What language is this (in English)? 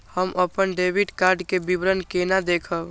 Maithili